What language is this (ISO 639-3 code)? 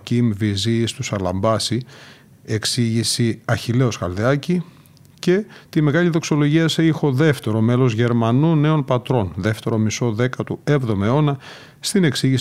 ell